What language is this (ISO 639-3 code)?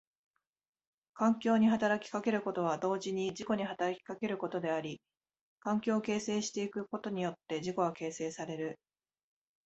jpn